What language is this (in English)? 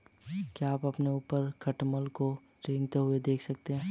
Hindi